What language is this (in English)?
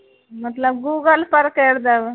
Maithili